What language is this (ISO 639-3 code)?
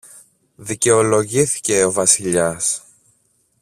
ell